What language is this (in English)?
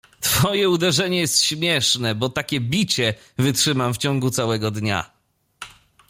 Polish